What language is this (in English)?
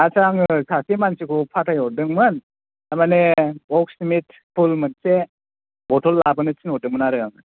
Bodo